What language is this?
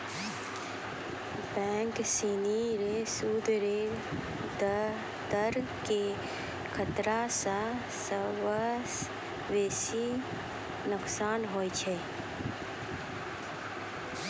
Maithili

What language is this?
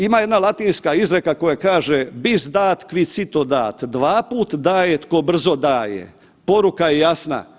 Croatian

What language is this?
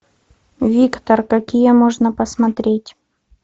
Russian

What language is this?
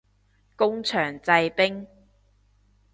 Cantonese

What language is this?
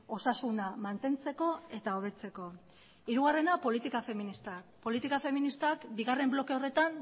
Basque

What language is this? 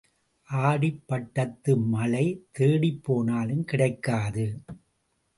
Tamil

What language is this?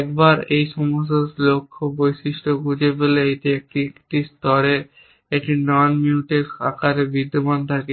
Bangla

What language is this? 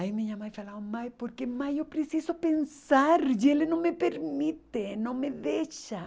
Portuguese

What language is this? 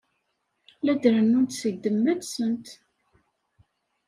Kabyle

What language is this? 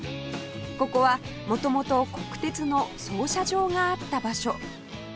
Japanese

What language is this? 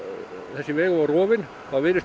Icelandic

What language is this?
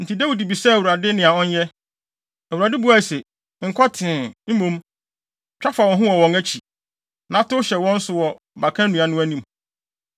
Akan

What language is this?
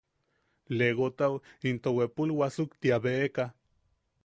Yaqui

